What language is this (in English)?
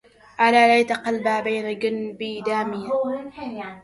Arabic